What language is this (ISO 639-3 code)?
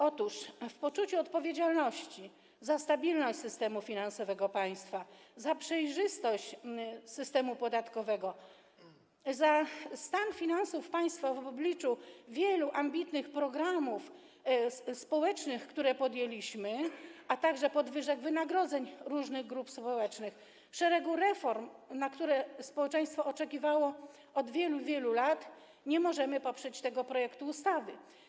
pol